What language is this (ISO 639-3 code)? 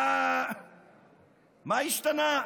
heb